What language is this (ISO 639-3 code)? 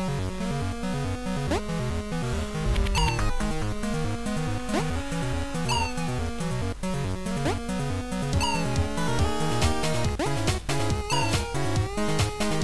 rus